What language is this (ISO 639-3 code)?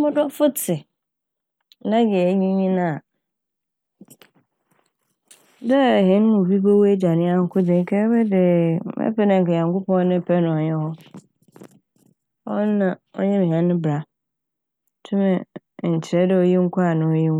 aka